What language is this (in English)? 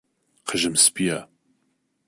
Central Kurdish